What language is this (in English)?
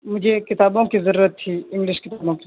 Urdu